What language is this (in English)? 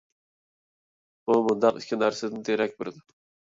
Uyghur